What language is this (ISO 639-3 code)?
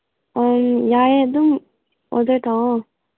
mni